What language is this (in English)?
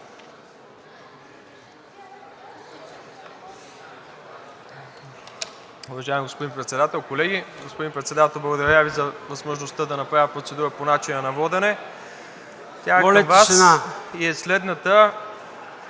Bulgarian